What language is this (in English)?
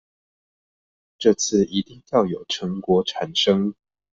Chinese